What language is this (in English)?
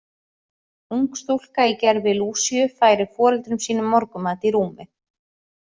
Icelandic